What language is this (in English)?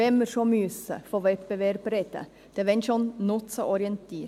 Swiss German